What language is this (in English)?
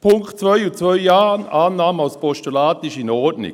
Swiss German